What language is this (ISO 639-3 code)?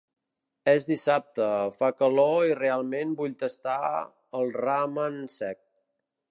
cat